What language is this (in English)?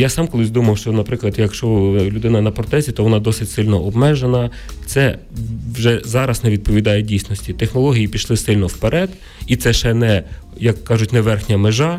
Ukrainian